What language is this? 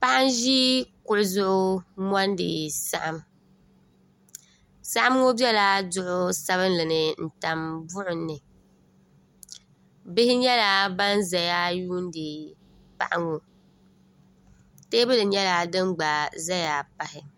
Dagbani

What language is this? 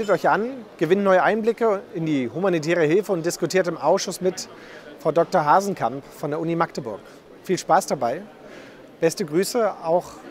German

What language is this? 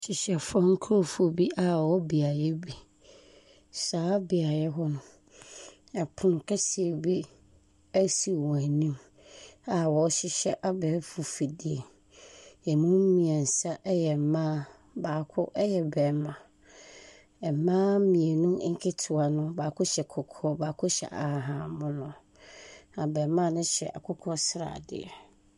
Akan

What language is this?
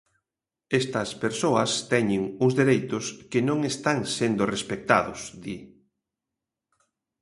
Galician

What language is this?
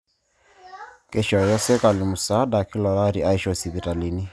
Masai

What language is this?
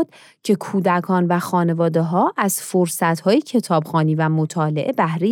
Persian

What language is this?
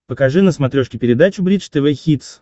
Russian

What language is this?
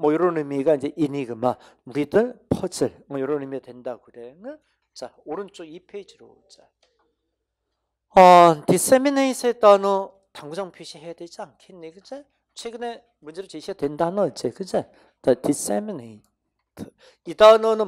Korean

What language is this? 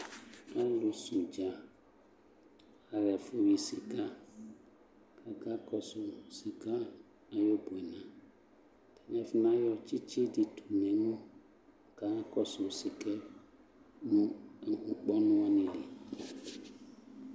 Ikposo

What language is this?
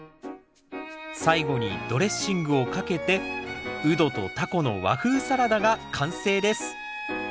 Japanese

